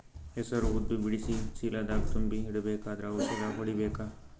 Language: Kannada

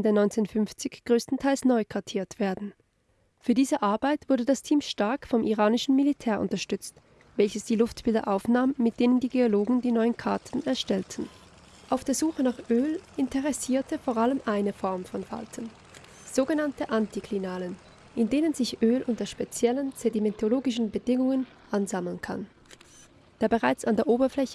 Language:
German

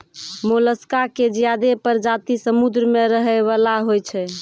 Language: Maithili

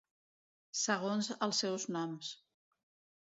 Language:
Catalan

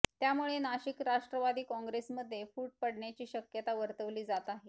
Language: Marathi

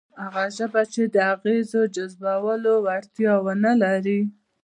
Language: Pashto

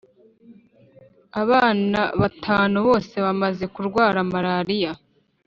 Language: Kinyarwanda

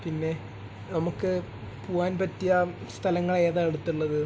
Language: Malayalam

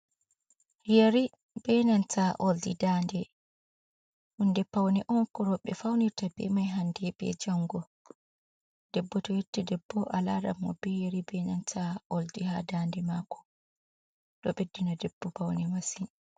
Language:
Fula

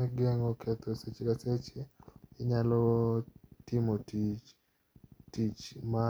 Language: Luo (Kenya and Tanzania)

